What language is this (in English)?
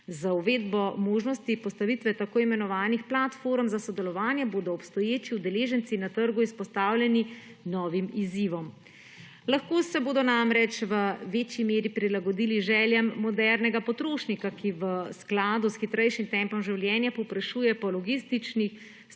Slovenian